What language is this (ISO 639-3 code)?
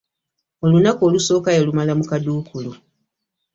lug